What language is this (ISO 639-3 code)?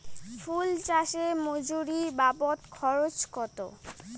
ben